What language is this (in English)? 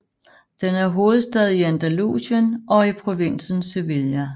Danish